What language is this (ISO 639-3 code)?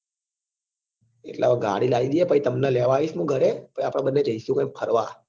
guj